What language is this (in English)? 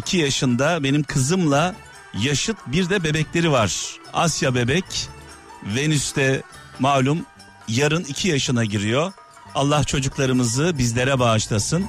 Turkish